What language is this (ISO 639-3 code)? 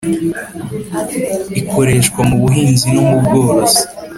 kin